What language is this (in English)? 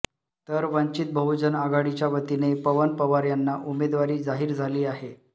Marathi